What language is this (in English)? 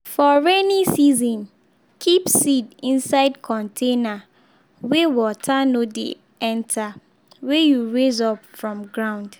Nigerian Pidgin